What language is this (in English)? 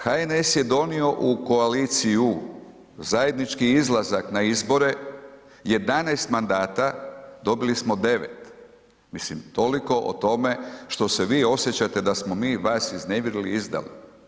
Croatian